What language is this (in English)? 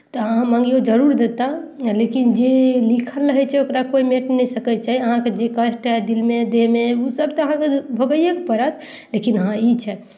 Maithili